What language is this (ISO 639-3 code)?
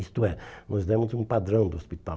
por